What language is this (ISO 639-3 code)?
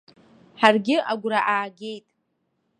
abk